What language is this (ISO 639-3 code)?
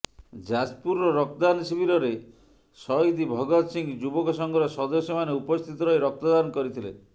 ori